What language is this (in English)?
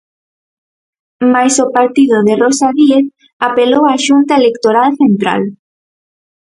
Galician